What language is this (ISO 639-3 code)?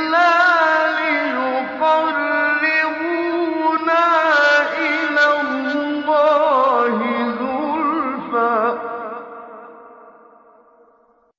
ara